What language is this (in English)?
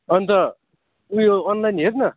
Nepali